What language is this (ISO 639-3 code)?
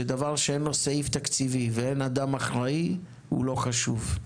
heb